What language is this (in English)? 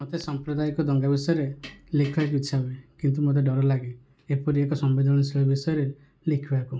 Odia